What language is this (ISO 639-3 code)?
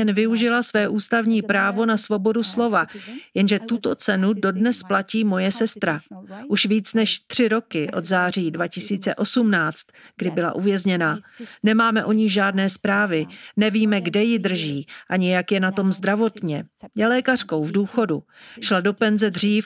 ces